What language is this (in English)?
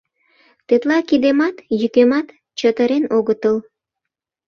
Mari